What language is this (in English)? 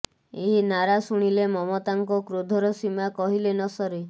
Odia